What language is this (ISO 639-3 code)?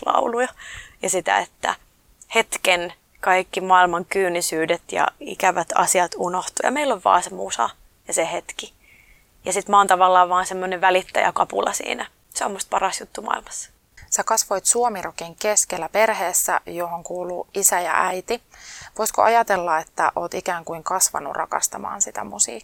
fin